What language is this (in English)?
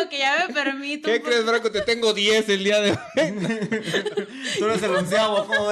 Spanish